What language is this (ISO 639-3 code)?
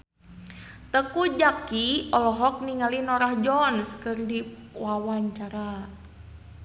sun